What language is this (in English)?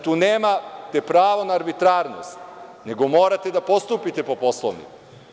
Serbian